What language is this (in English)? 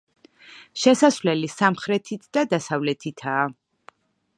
Georgian